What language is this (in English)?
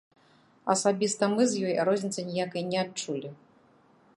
Belarusian